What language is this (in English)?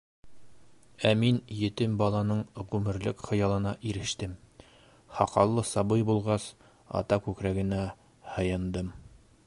Bashkir